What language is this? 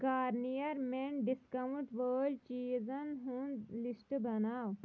Kashmiri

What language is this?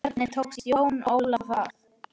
Icelandic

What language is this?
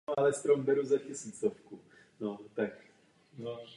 Czech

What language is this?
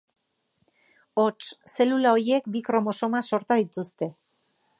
Basque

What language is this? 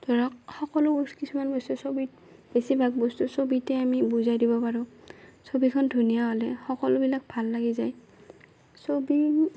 Assamese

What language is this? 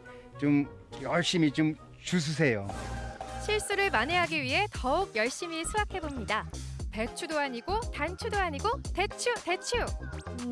Korean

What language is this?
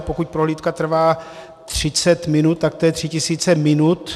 Czech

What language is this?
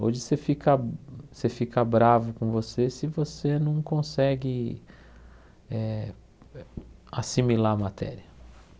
Portuguese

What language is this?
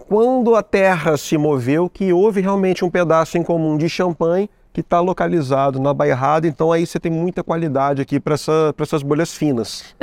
Portuguese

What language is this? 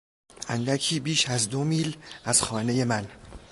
Persian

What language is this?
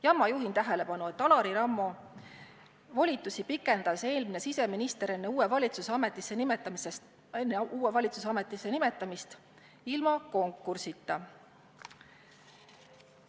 Estonian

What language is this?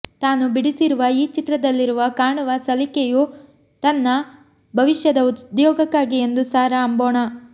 Kannada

